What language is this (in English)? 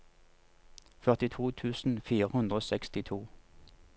Norwegian